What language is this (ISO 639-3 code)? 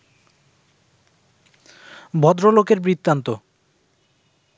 ben